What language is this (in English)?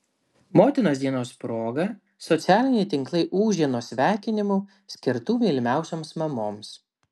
Lithuanian